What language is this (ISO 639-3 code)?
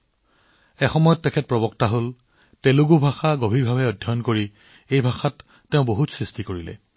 asm